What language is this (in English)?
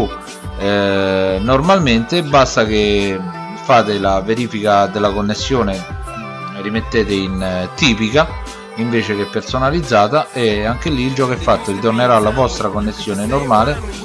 Italian